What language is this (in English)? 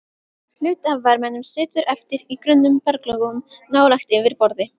Icelandic